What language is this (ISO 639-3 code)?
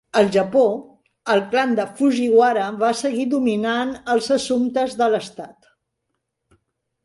cat